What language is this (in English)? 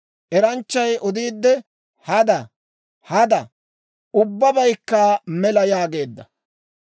Dawro